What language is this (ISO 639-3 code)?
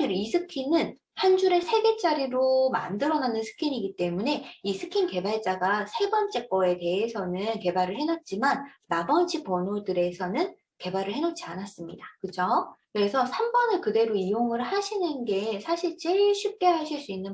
kor